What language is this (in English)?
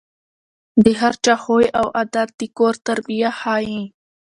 Pashto